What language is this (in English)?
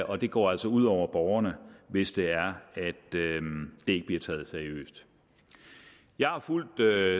Danish